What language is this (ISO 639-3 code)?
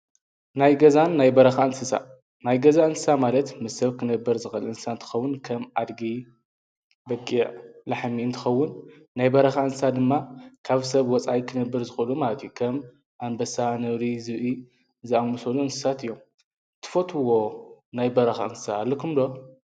tir